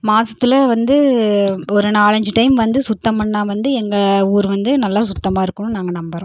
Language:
Tamil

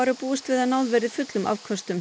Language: Icelandic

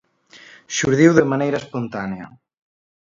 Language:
Galician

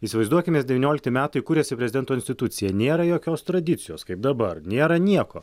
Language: Lithuanian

